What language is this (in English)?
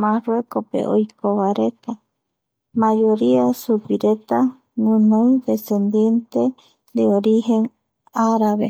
Eastern Bolivian Guaraní